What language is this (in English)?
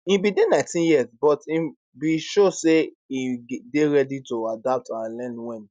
Nigerian Pidgin